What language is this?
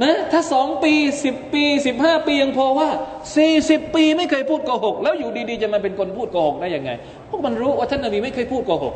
Thai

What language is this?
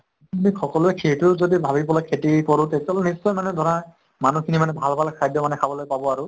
Assamese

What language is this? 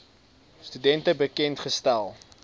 Afrikaans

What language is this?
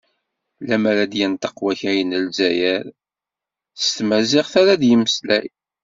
Kabyle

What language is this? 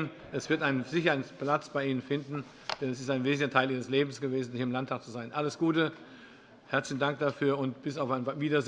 German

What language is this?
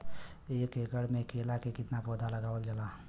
Bhojpuri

